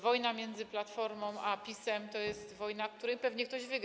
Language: Polish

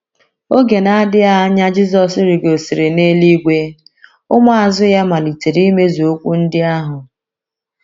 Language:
Igbo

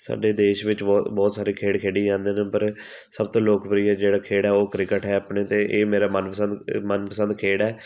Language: Punjabi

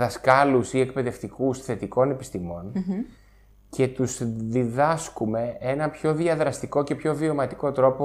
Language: Greek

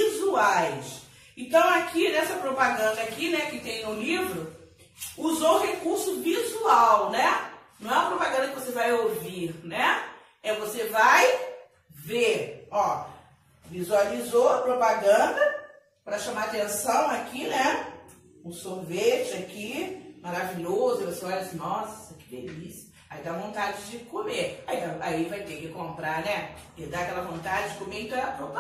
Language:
Portuguese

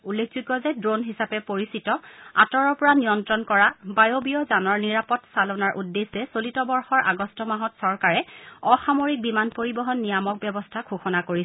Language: Assamese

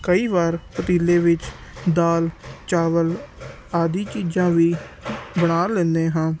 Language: Punjabi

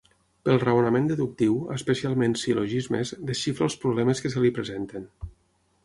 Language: Catalan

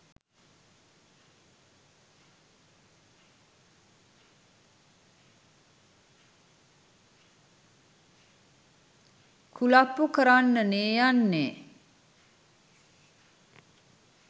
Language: Sinhala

